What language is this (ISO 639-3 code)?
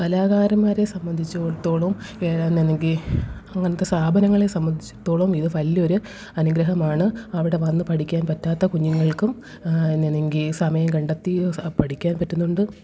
mal